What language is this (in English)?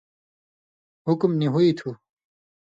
Indus Kohistani